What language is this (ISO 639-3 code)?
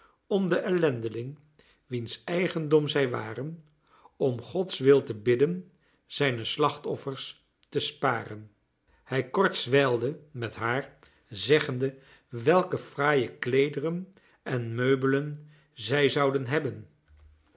nld